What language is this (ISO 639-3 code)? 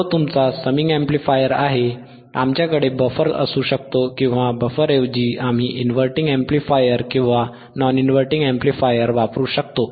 mar